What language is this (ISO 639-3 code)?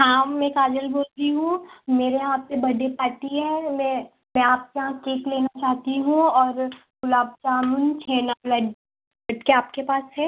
hin